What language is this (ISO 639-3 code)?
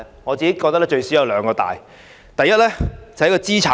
yue